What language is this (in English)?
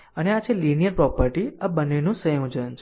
Gujarati